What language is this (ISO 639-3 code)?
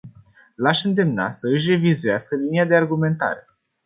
ron